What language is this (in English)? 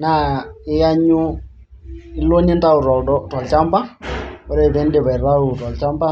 Masai